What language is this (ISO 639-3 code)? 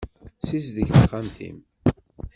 kab